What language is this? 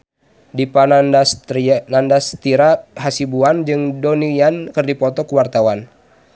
Sundanese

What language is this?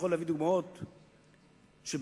Hebrew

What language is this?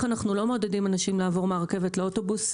Hebrew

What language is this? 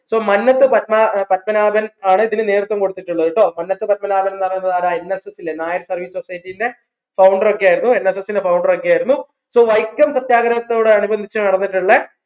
Malayalam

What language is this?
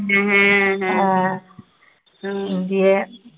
Bangla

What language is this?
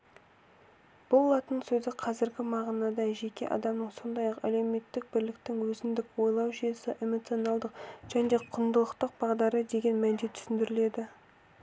Kazakh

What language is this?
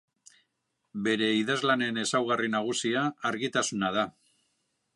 Basque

